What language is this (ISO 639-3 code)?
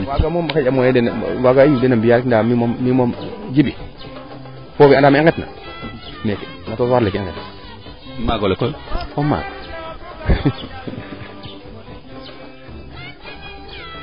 srr